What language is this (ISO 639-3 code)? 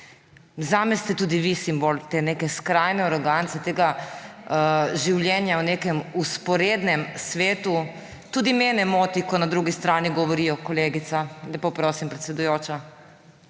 slv